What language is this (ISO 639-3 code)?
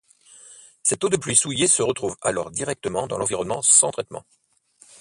fra